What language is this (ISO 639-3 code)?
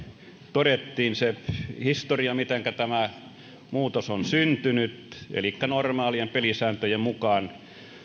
fin